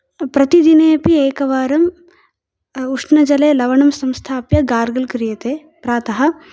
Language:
Sanskrit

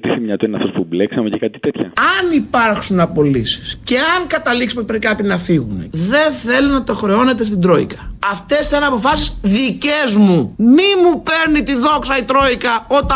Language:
Greek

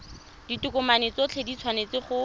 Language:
Tswana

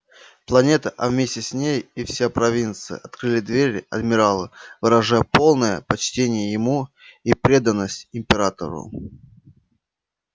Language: Russian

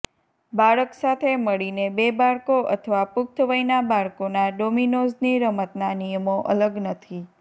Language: Gujarati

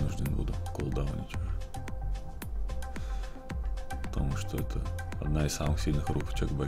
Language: Russian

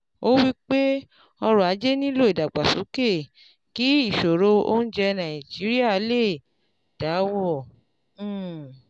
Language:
Yoruba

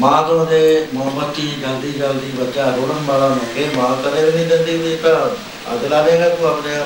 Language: Punjabi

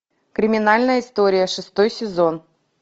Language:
Russian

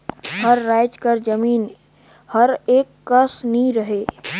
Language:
Chhattisgarhi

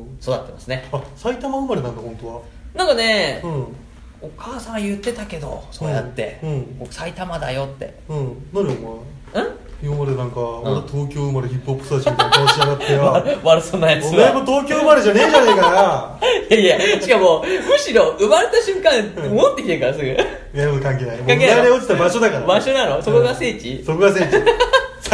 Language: Japanese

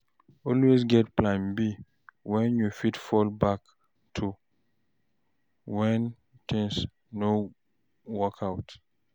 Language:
Nigerian Pidgin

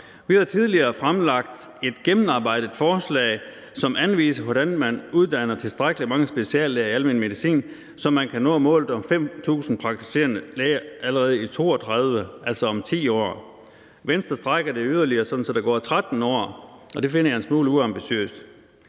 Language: Danish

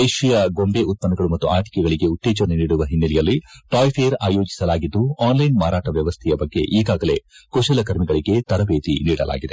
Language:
Kannada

